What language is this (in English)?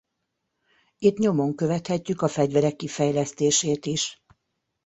Hungarian